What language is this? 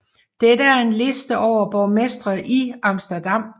Danish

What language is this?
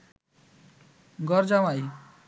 Bangla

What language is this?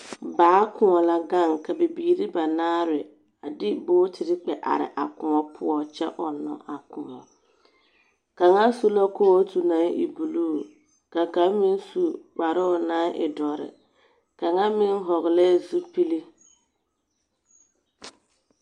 Southern Dagaare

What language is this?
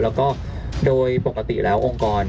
Thai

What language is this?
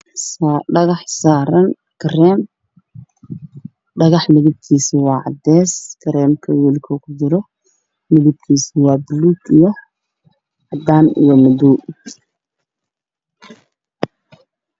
Somali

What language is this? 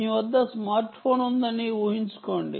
Telugu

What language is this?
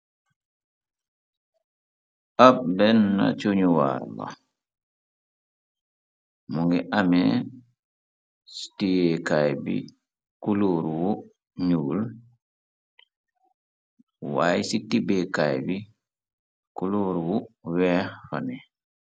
Wolof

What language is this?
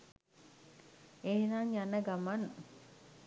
Sinhala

